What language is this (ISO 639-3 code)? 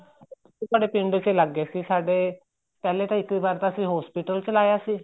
pan